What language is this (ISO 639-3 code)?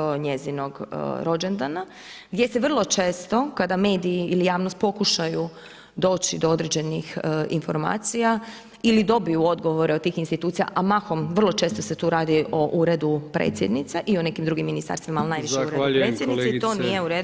hrv